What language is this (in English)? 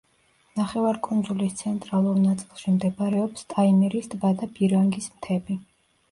Georgian